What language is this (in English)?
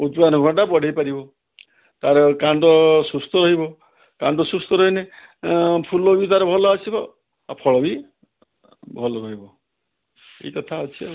Odia